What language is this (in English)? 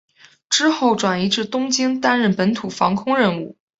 Chinese